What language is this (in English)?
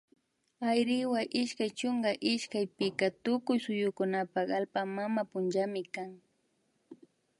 Imbabura Highland Quichua